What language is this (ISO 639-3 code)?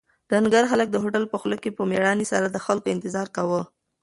pus